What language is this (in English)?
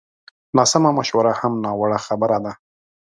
Pashto